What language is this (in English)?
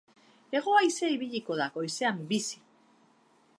Basque